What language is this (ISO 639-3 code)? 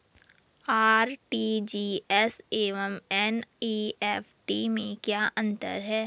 hin